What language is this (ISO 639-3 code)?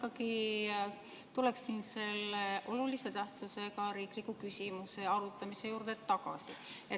est